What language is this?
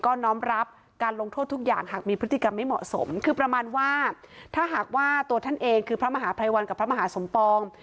Thai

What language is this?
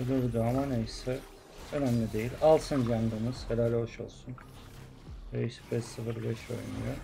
Turkish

